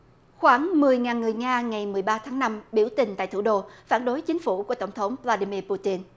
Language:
Vietnamese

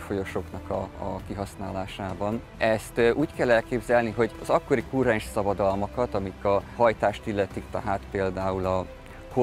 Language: Hungarian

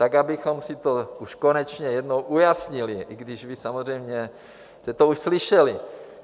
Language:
Czech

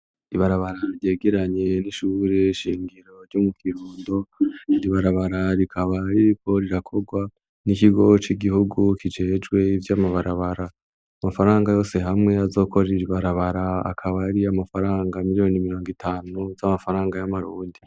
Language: Rundi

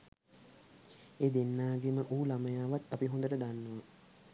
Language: Sinhala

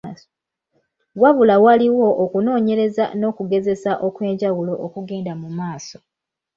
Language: Ganda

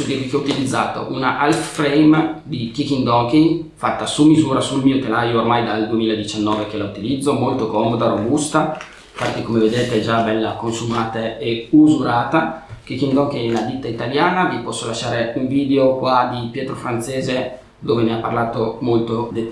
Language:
Italian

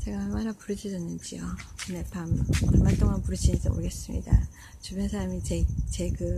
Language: Korean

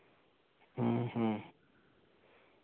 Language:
Santali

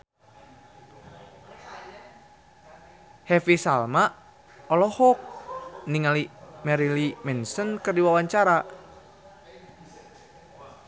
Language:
Sundanese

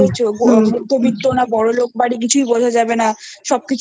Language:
Bangla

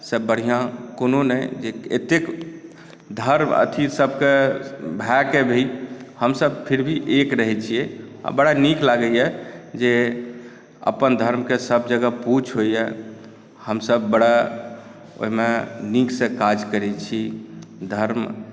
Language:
Maithili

